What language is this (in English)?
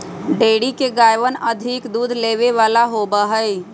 Magahi